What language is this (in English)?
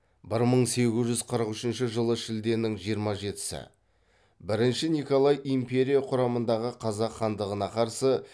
Kazakh